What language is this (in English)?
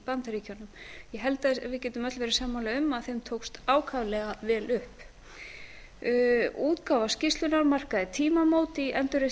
Icelandic